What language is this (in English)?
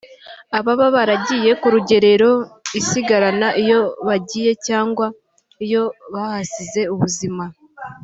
Kinyarwanda